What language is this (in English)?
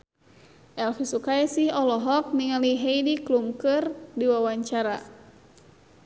Sundanese